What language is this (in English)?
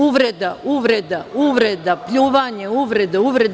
Serbian